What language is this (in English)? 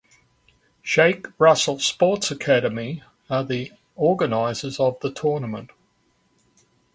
English